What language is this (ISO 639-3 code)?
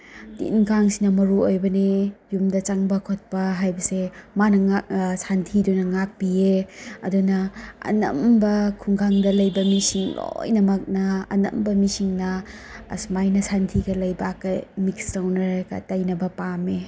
mni